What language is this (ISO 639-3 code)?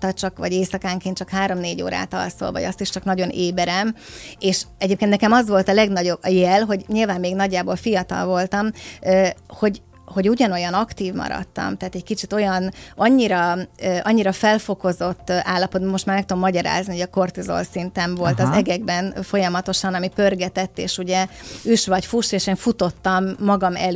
hun